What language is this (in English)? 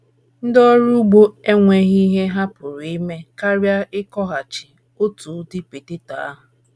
Igbo